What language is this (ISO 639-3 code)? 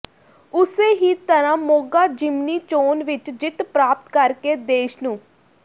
pan